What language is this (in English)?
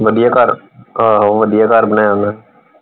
Punjabi